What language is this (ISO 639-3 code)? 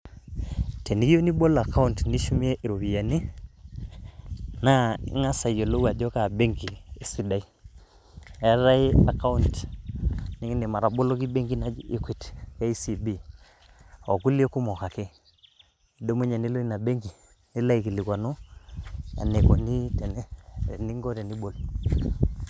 mas